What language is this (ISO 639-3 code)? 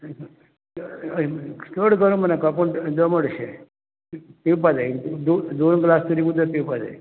kok